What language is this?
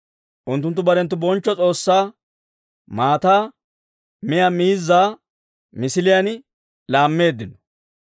Dawro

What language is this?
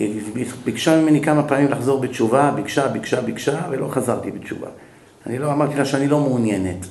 Hebrew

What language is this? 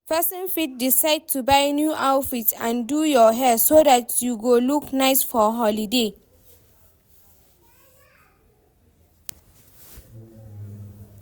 Nigerian Pidgin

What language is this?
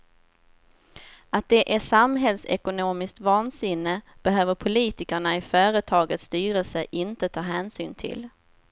Swedish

